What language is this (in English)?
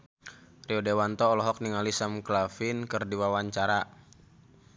Sundanese